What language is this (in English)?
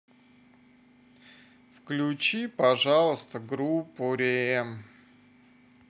Russian